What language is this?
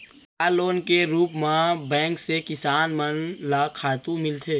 Chhattisgarhi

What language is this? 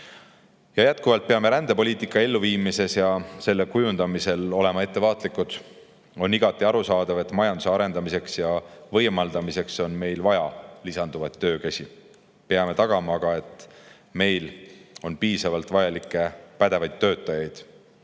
Estonian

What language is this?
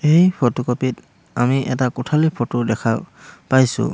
Assamese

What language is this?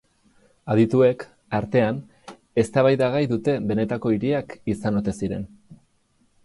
Basque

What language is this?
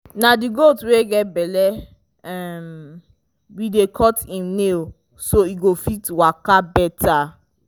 Nigerian Pidgin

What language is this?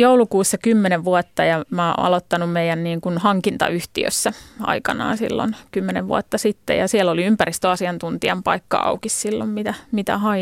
Finnish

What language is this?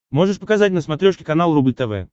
Russian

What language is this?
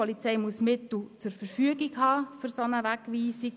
Swiss German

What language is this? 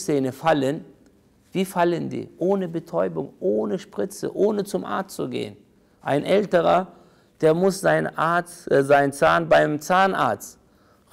German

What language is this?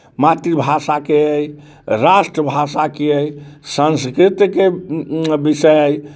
Maithili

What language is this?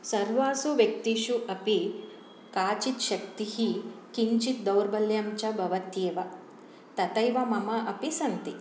Sanskrit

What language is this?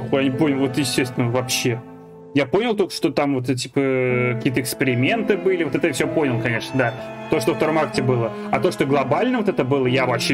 Russian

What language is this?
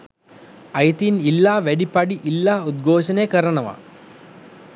Sinhala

